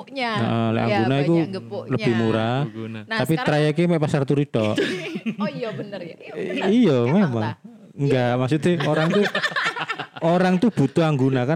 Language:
Indonesian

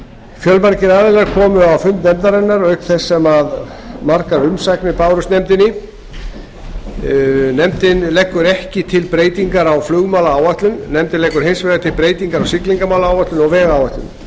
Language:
Icelandic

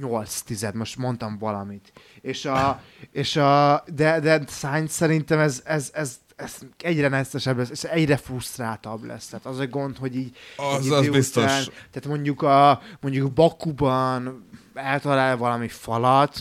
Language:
Hungarian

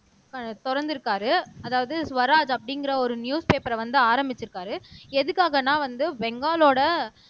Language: Tamil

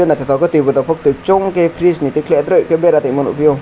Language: Kok Borok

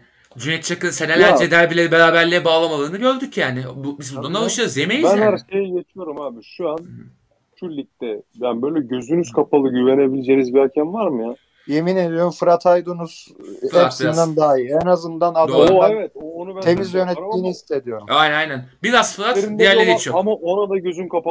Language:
Turkish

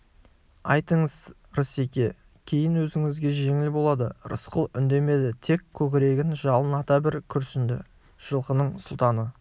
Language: Kazakh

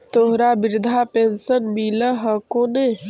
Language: Magahi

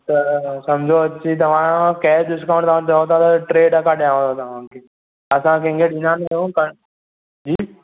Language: Sindhi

